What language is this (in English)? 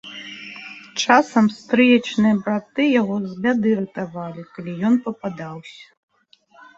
Belarusian